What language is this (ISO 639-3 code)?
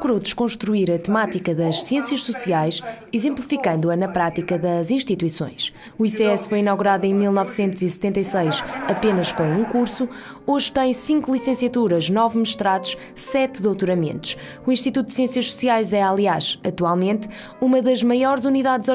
por